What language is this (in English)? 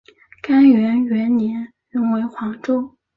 Chinese